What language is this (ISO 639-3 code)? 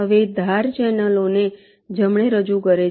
guj